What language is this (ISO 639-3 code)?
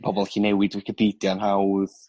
cym